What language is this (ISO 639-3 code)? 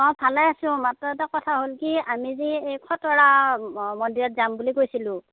asm